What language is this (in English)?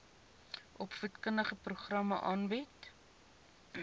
Afrikaans